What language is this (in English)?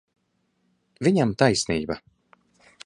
Latvian